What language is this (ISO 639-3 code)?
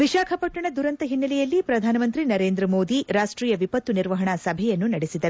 kan